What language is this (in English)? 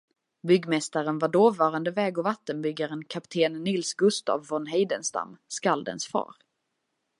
Swedish